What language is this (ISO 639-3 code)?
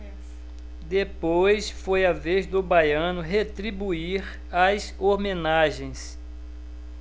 por